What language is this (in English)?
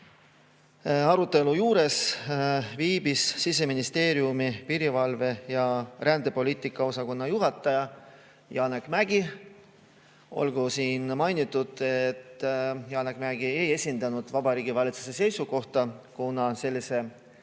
Estonian